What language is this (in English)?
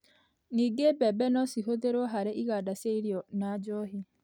Kikuyu